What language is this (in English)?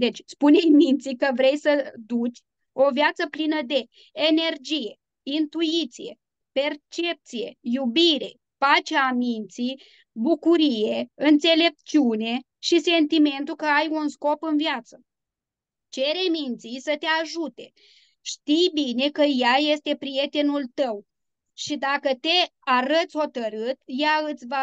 Romanian